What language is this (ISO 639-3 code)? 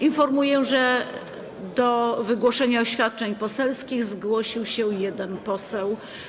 pol